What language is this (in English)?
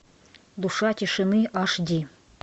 Russian